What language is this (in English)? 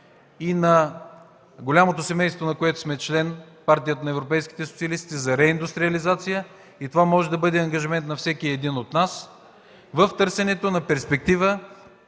Bulgarian